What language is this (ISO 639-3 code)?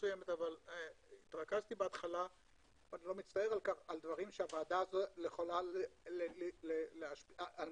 heb